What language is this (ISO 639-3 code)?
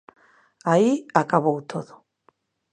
glg